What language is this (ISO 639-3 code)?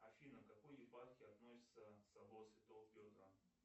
rus